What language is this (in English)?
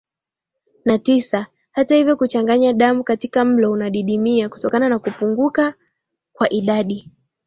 Swahili